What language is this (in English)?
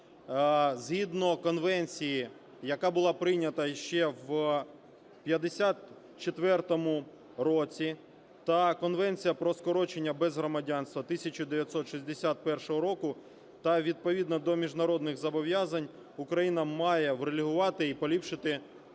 Ukrainian